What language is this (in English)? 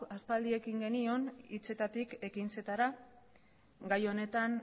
Basque